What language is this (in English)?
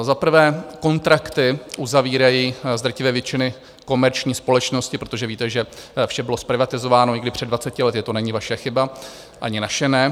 Czech